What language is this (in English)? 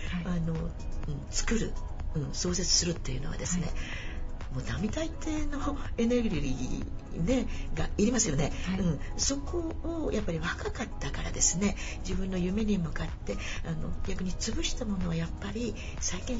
Japanese